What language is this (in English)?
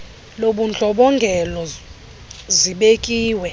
Xhosa